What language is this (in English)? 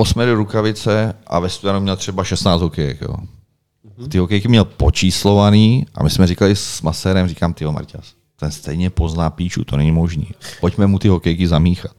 Czech